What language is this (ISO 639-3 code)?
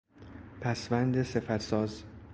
fas